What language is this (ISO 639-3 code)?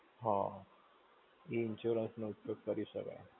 guj